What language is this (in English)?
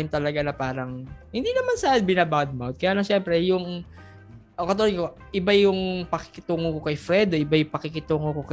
Filipino